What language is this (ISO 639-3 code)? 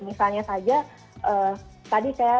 ind